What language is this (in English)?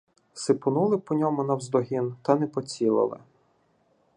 Ukrainian